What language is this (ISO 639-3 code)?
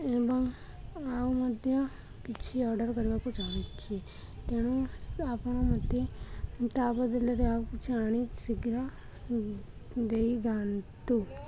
ori